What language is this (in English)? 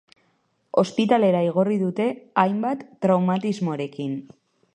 Basque